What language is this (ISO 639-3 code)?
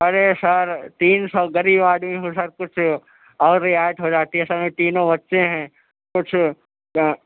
urd